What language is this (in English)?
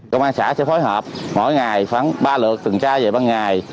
Vietnamese